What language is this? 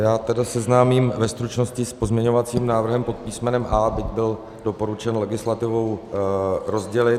Czech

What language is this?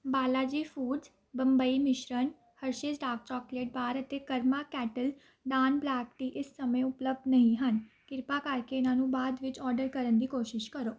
Punjabi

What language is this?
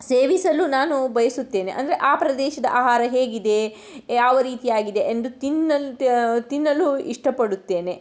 Kannada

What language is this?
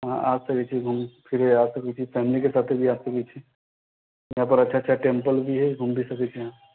Maithili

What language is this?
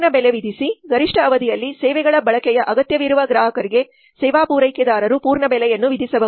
Kannada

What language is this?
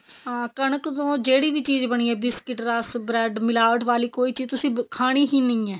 Punjabi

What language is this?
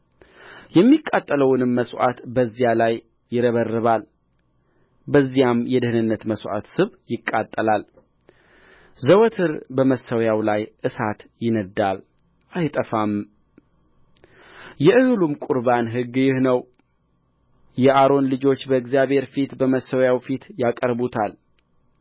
Amharic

